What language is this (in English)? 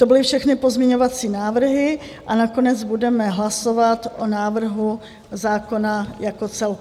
Czech